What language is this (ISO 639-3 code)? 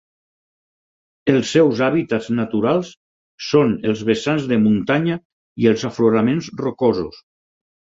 cat